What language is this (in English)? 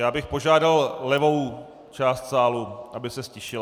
Czech